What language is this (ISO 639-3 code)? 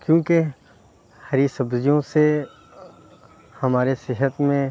urd